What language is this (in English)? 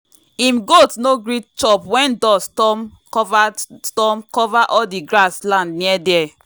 Nigerian Pidgin